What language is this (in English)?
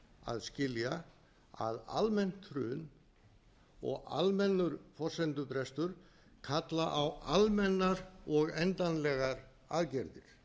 Icelandic